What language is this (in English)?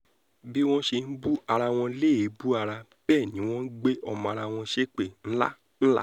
Yoruba